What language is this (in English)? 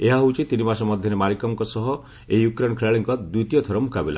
Odia